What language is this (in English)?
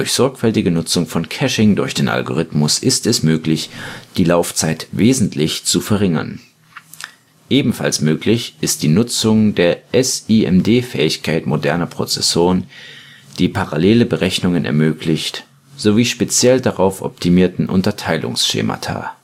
German